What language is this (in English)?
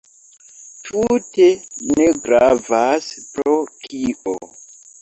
Esperanto